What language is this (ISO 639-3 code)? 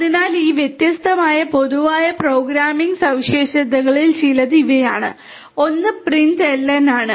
mal